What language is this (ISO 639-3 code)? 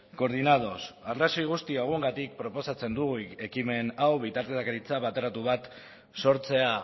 eus